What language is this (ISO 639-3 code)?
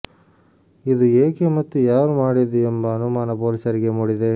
kan